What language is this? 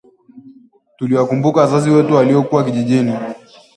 Swahili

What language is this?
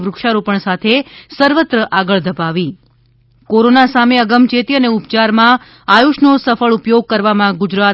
Gujarati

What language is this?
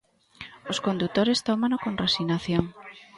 Galician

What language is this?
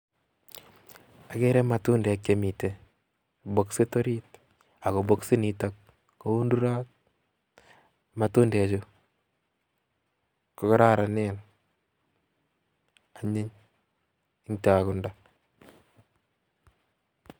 Kalenjin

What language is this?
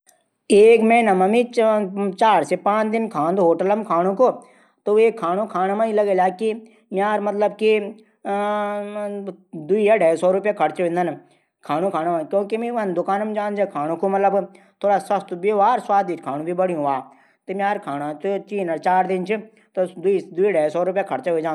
Garhwali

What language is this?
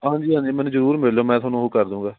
Punjabi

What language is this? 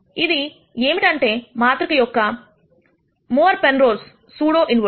Telugu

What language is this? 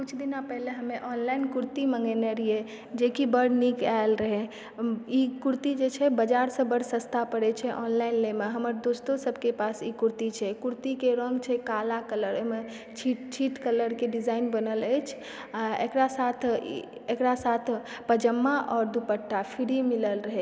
Maithili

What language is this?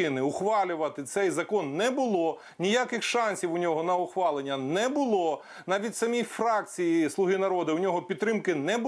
Ukrainian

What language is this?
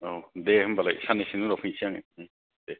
Bodo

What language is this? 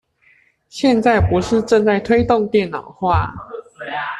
Chinese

